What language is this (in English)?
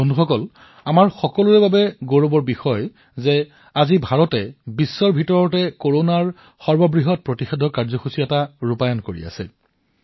Assamese